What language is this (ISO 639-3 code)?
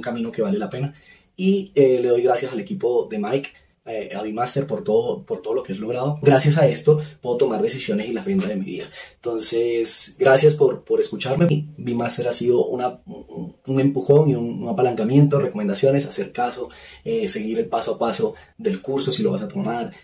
spa